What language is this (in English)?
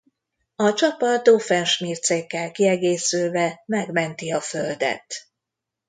Hungarian